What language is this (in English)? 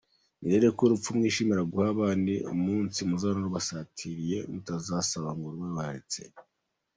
Kinyarwanda